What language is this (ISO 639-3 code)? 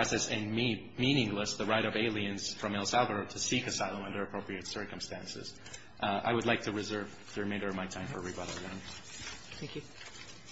eng